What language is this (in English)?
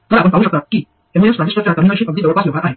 Marathi